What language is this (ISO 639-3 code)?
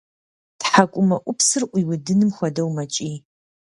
kbd